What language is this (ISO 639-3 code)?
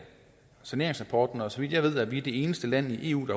dan